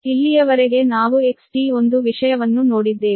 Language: Kannada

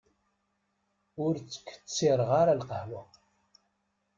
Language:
Kabyle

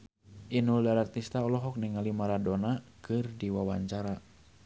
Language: Sundanese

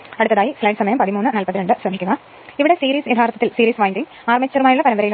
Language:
Malayalam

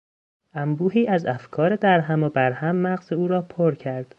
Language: Persian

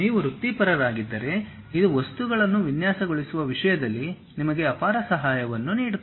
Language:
Kannada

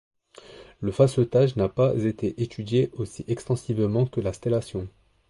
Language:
French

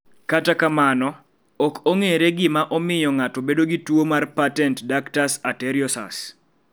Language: Luo (Kenya and Tanzania)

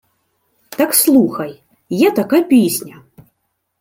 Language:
Ukrainian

